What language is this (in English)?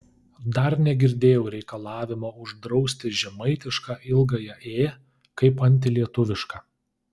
Lithuanian